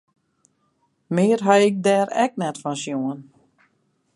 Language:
Western Frisian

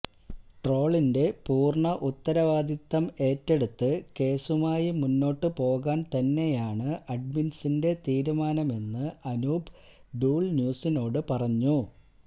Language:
Malayalam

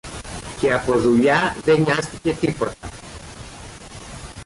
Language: Greek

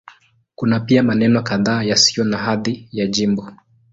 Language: Swahili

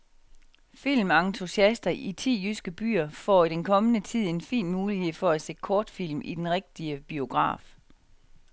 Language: Danish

